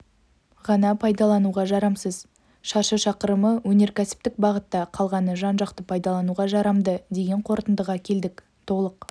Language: Kazakh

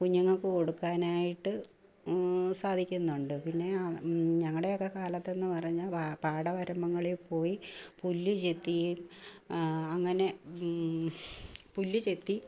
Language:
Malayalam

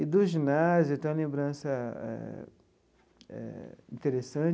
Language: Portuguese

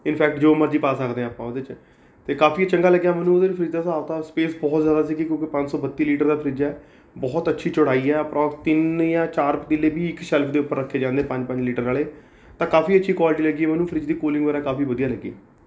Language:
Punjabi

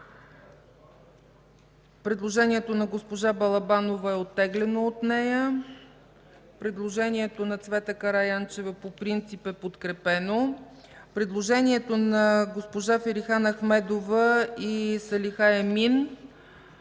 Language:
Bulgarian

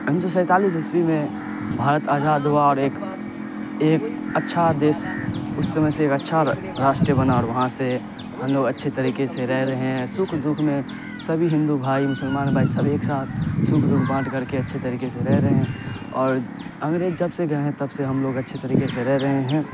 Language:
Urdu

